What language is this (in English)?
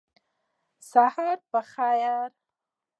Pashto